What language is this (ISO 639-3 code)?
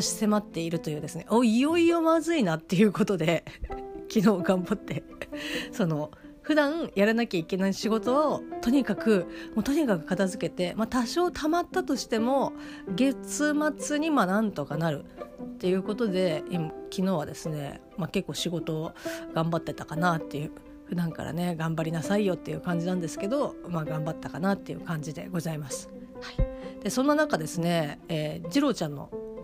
jpn